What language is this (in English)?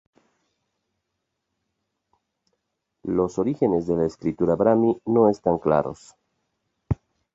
Spanish